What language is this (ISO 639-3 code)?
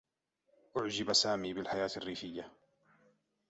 ara